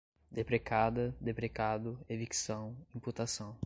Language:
Portuguese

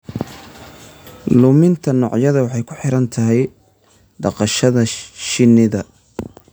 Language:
Somali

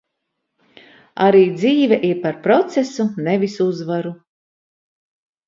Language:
Latvian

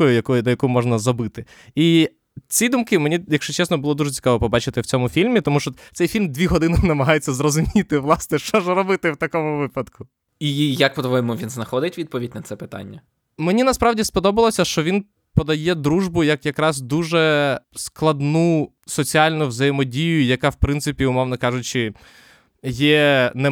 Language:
Ukrainian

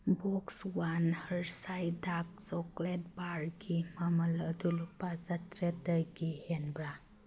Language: Manipuri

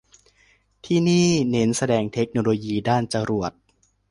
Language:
Thai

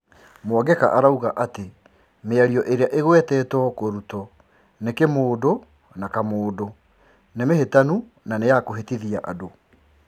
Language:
Kikuyu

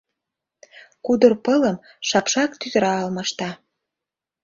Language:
Mari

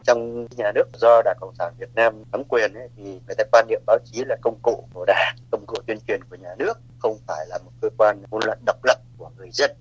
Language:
Vietnamese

